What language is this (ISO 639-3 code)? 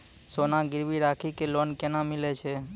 mai